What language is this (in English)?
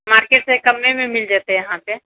Maithili